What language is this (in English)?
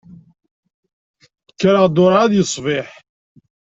Kabyle